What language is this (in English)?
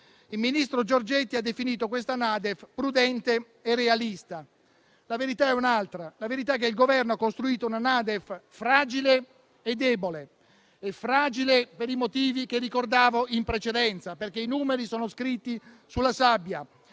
Italian